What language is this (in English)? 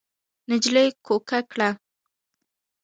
Pashto